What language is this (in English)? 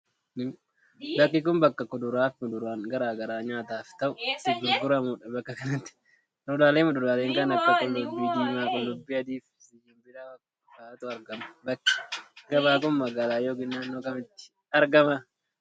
Oromo